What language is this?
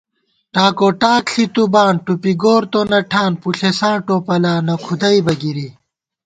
Gawar-Bati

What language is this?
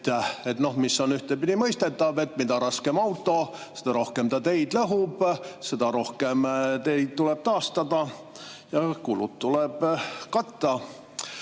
Estonian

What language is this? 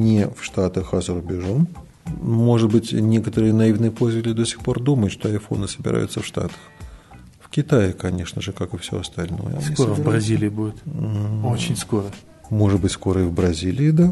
Russian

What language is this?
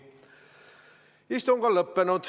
Estonian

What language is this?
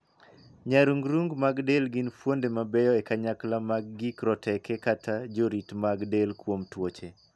Luo (Kenya and Tanzania)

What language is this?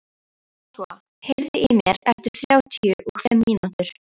Icelandic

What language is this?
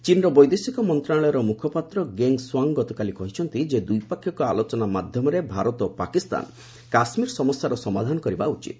Odia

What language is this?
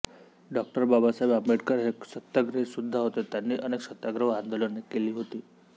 Marathi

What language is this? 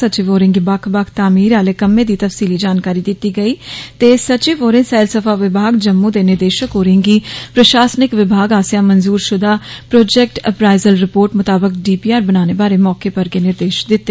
Dogri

